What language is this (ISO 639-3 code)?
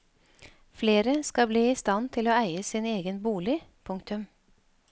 nor